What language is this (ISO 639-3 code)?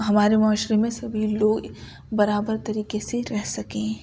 urd